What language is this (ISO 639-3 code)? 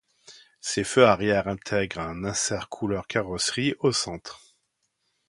fra